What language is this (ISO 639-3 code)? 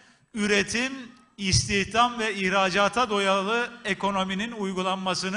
tur